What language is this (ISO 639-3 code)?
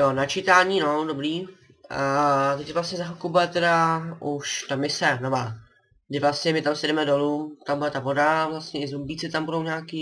ces